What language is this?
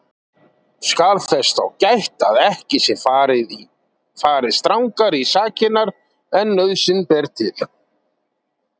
Icelandic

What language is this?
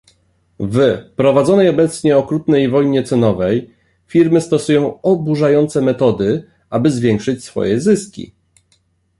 Polish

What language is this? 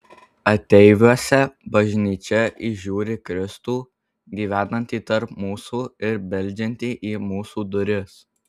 Lithuanian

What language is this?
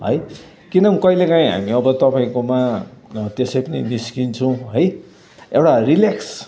Nepali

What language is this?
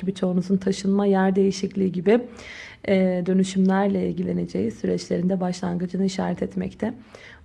Turkish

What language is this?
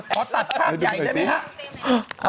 Thai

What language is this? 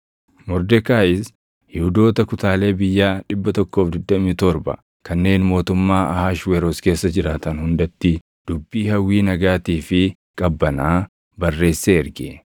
Oromo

